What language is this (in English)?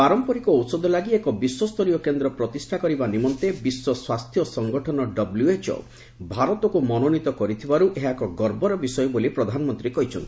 Odia